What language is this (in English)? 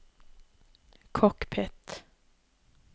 Norwegian